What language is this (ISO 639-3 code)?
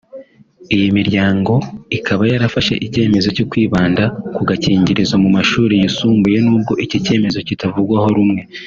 kin